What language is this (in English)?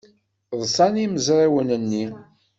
Kabyle